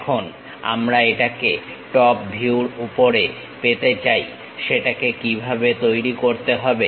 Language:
Bangla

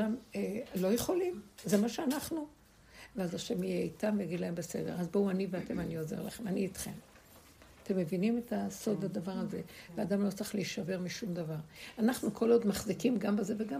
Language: Hebrew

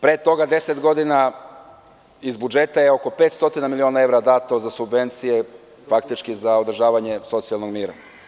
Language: Serbian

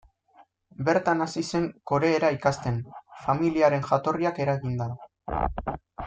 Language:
Basque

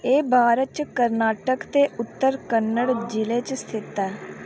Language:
Dogri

